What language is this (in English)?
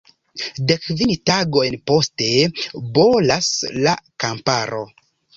Esperanto